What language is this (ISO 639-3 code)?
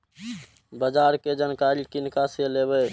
mai